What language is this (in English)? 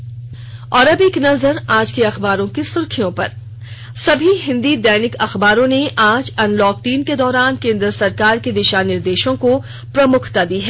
Hindi